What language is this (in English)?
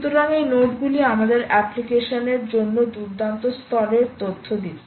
Bangla